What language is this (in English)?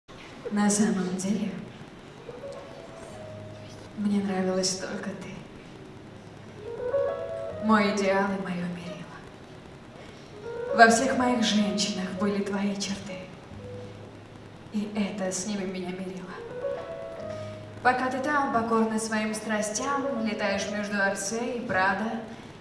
Russian